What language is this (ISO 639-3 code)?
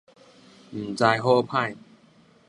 nan